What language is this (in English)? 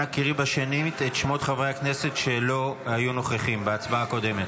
Hebrew